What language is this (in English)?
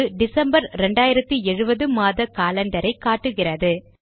Tamil